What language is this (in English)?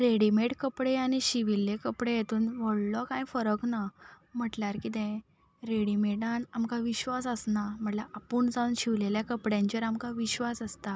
Konkani